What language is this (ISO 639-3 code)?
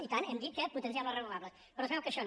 cat